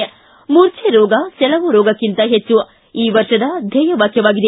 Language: Kannada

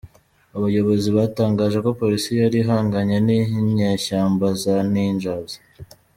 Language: Kinyarwanda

